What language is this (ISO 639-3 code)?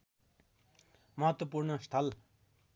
nep